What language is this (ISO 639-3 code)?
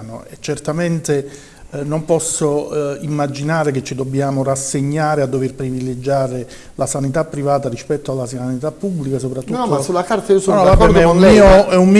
ita